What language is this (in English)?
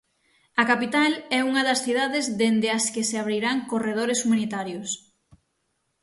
Galician